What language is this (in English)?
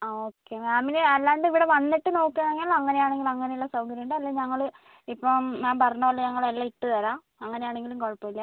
Malayalam